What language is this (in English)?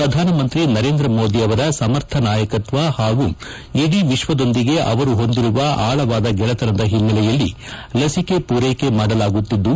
Kannada